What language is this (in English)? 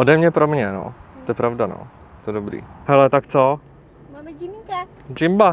Czech